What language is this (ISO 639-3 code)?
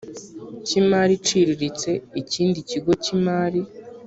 kin